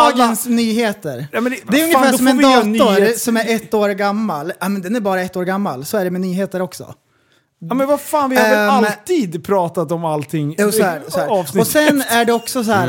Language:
Swedish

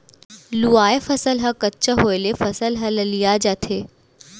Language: Chhattisgarhi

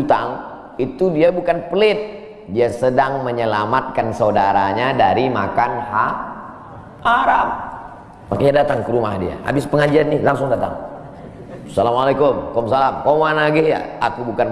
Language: Indonesian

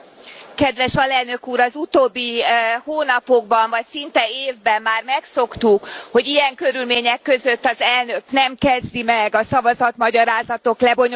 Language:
Hungarian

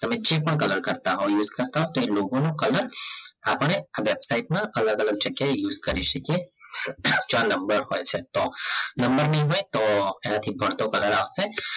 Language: Gujarati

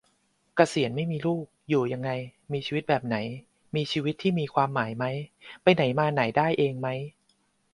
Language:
Thai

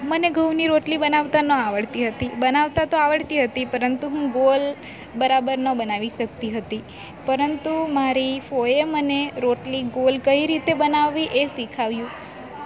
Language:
Gujarati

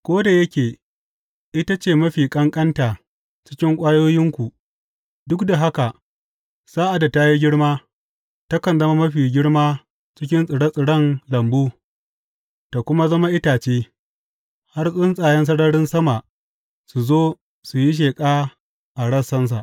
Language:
Hausa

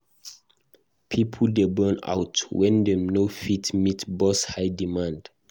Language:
Nigerian Pidgin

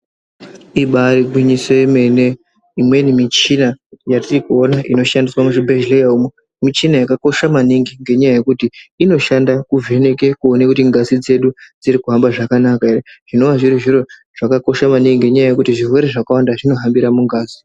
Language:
Ndau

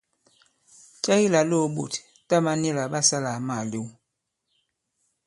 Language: Bankon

